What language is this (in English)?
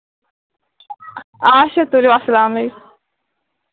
Kashmiri